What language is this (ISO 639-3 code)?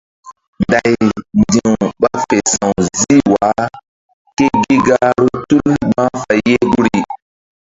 mdd